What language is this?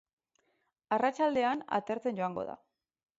Basque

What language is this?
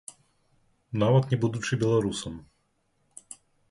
Belarusian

